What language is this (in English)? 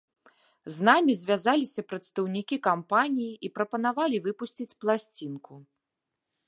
Belarusian